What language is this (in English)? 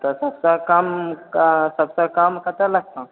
Maithili